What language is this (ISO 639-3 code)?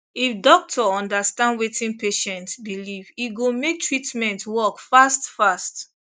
pcm